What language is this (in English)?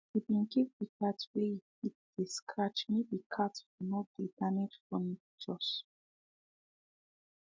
Nigerian Pidgin